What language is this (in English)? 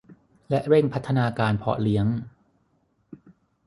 Thai